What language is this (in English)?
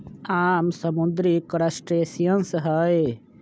Magahi